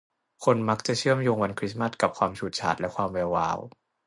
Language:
Thai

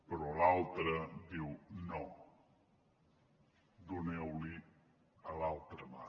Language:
Catalan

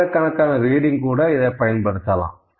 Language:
Tamil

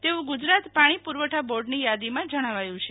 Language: Gujarati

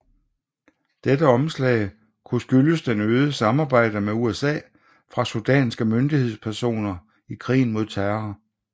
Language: Danish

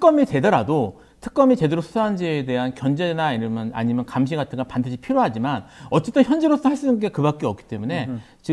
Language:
Korean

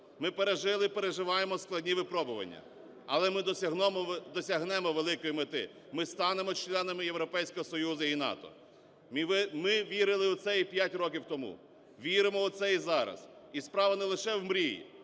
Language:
Ukrainian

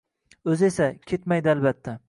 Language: Uzbek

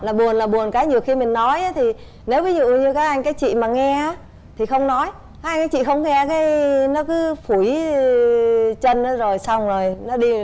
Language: Vietnamese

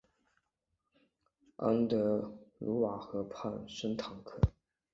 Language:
Chinese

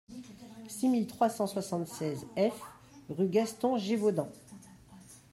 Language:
French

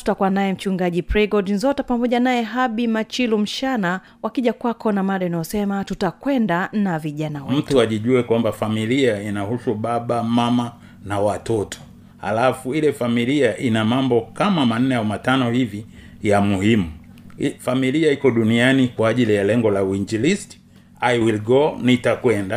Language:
Swahili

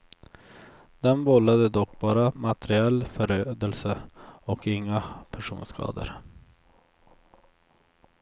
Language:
Swedish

